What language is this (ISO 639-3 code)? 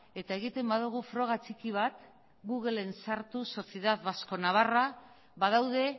eus